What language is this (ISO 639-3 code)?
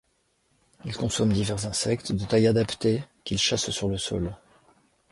fra